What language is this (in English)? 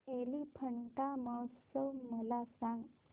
Marathi